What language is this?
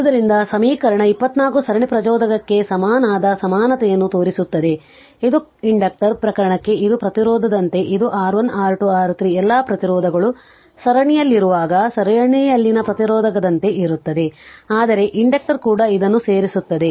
Kannada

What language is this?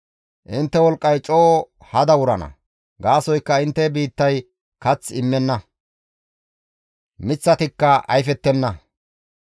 Gamo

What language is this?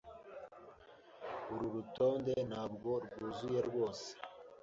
Kinyarwanda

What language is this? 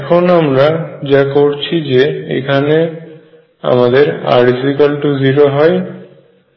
Bangla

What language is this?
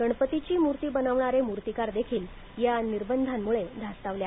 Marathi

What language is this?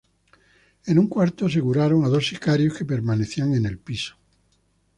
Spanish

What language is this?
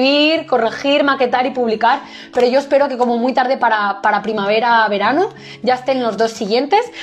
Spanish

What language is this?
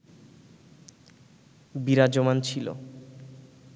Bangla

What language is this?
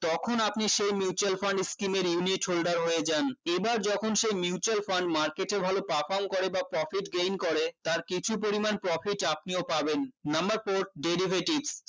Bangla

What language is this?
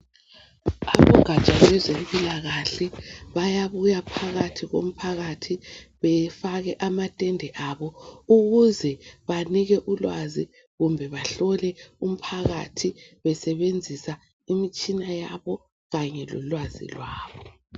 North Ndebele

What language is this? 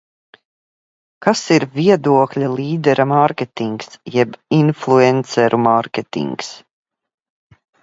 Latvian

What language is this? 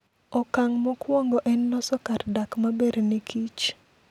Luo (Kenya and Tanzania)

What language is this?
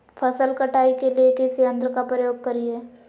Magahi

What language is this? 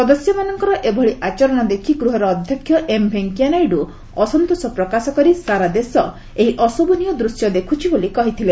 Odia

